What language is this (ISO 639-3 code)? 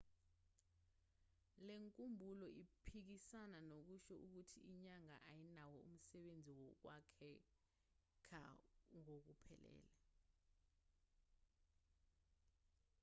zul